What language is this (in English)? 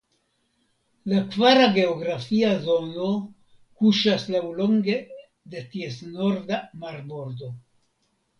Esperanto